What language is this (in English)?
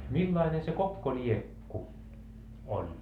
Finnish